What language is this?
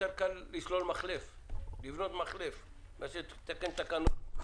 Hebrew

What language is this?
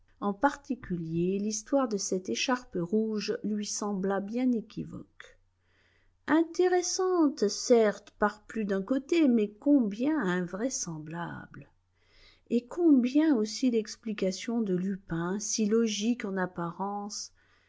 French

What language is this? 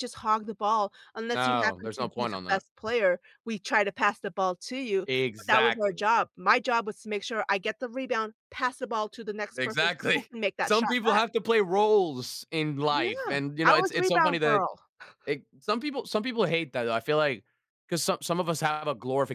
English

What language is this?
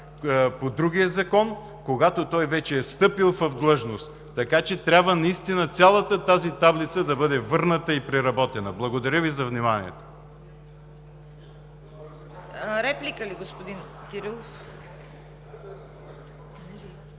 Bulgarian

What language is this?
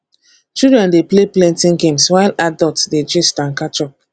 Nigerian Pidgin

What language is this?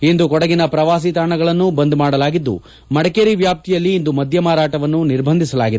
Kannada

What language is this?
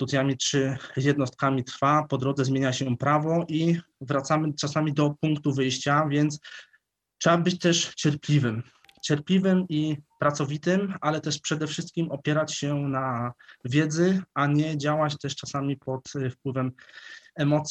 Polish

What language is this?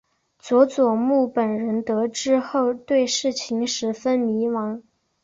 Chinese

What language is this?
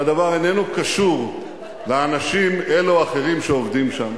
Hebrew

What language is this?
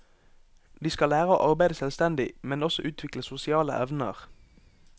Norwegian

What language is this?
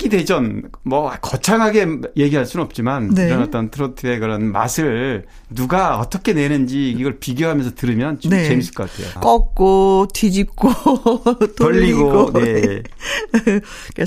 Korean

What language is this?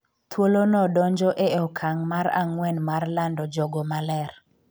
Luo (Kenya and Tanzania)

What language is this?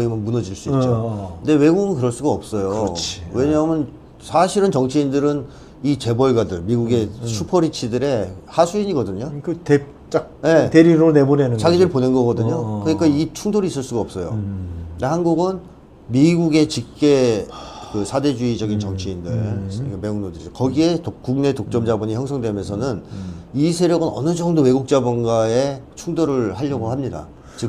Korean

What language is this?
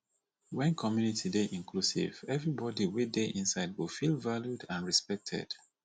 Nigerian Pidgin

